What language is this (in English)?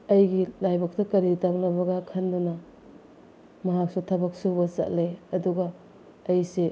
Manipuri